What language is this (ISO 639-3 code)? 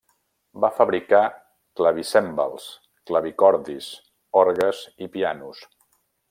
cat